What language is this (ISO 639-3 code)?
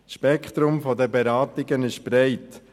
gsw